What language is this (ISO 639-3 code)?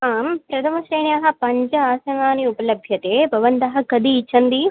san